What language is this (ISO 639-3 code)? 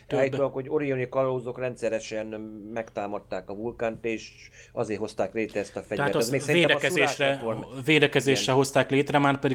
hun